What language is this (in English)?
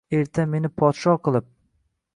Uzbek